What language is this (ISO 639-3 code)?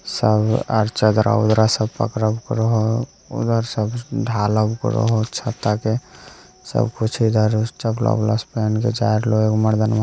mag